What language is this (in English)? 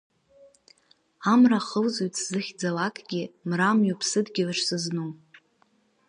Abkhazian